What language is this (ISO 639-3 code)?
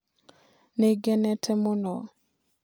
kik